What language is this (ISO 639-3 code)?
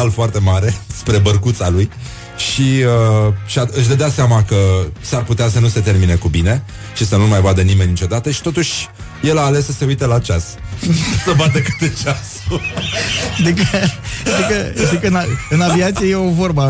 ron